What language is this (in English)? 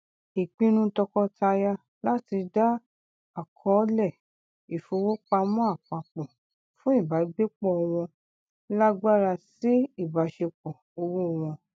Yoruba